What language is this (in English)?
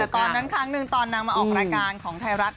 Thai